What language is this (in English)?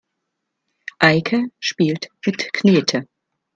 German